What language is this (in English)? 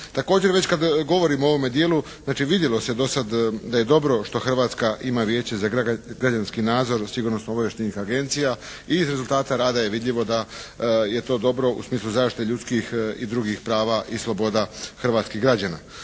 Croatian